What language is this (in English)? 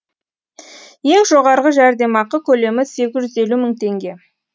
Kazakh